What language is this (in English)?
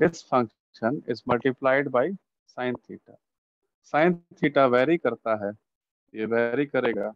Hindi